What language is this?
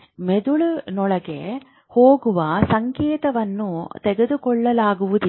Kannada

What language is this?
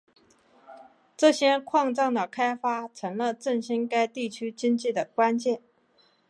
Chinese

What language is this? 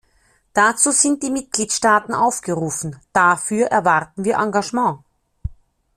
German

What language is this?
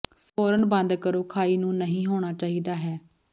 Punjabi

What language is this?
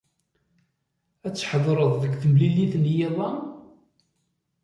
Kabyle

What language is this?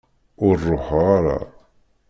Kabyle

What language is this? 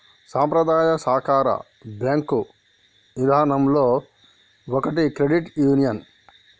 Telugu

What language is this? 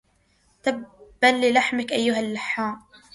Arabic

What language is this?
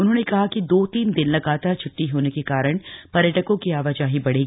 Hindi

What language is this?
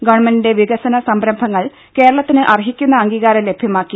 Malayalam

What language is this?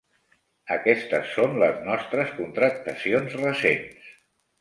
Catalan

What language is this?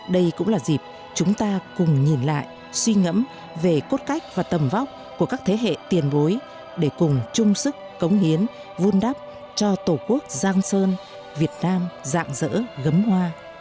Vietnamese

